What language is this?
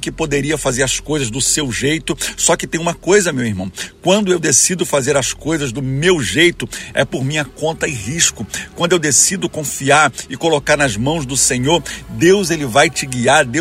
Portuguese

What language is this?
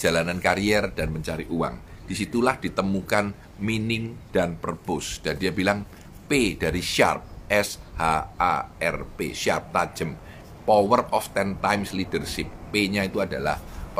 Indonesian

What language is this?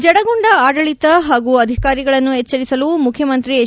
Kannada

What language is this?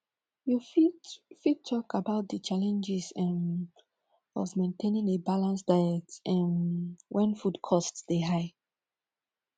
Nigerian Pidgin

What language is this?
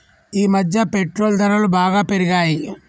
Telugu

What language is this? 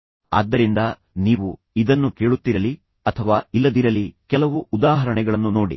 Kannada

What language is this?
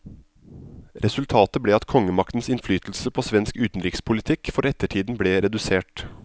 Norwegian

